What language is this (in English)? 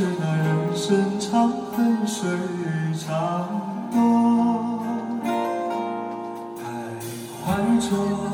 Chinese